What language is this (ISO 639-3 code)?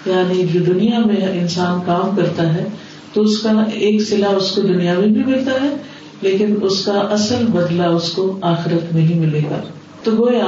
urd